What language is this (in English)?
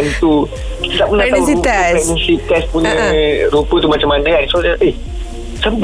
Malay